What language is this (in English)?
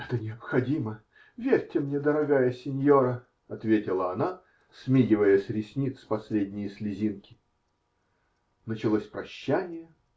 Russian